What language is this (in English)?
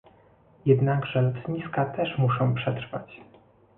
Polish